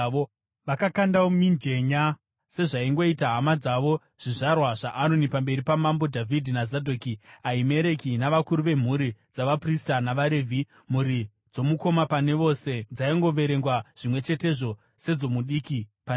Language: Shona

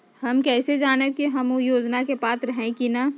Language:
Magahi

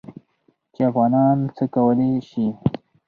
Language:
Pashto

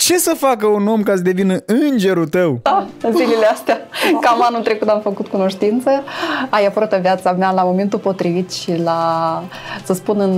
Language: Romanian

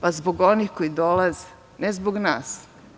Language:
Serbian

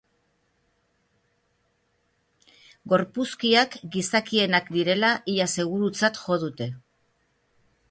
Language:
Basque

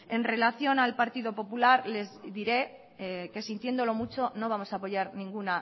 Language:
Spanish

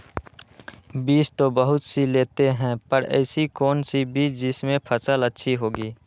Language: Magahi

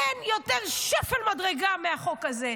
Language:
Hebrew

